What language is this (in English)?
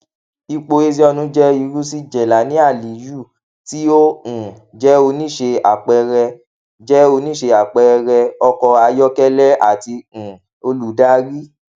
Yoruba